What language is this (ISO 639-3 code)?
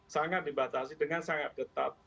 ind